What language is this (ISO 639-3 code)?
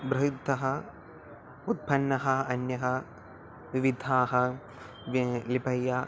san